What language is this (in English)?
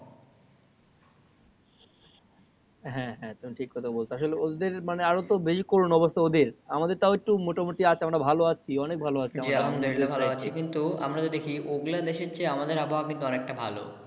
Bangla